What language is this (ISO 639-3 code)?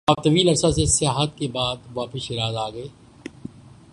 urd